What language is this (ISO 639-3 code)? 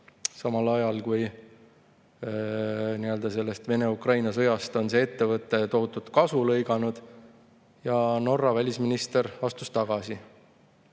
est